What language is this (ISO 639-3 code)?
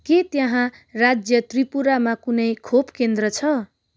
nep